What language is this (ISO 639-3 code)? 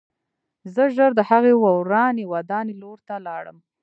pus